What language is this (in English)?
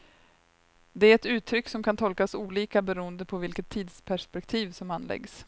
Swedish